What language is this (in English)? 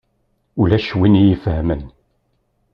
Kabyle